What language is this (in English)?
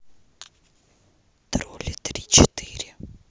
Russian